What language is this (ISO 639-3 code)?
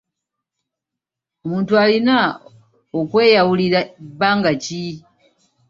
lug